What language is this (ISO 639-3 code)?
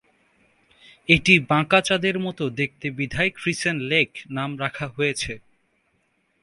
ben